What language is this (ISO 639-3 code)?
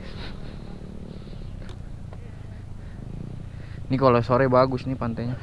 ind